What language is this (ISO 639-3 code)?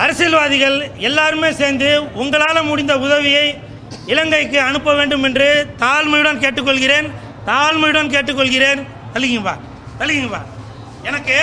tam